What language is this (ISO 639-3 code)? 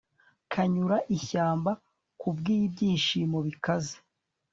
kin